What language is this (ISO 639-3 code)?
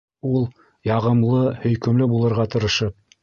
bak